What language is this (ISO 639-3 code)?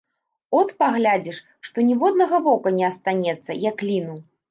bel